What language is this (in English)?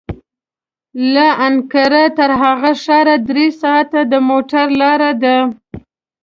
Pashto